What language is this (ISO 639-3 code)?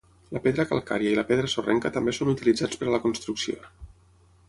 cat